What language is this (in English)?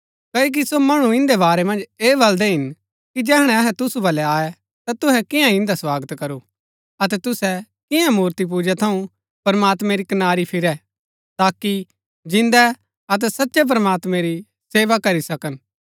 Gaddi